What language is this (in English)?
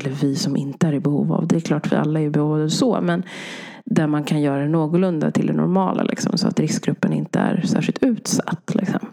Swedish